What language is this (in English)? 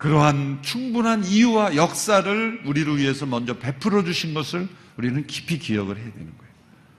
Korean